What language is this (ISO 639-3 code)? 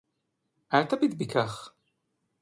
heb